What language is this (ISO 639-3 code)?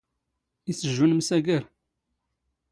zgh